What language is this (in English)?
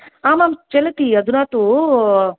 Sanskrit